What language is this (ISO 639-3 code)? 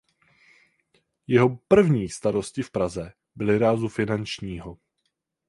ces